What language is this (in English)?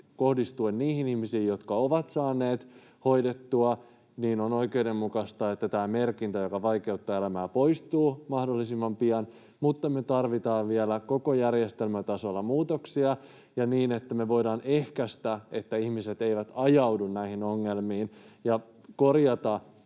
Finnish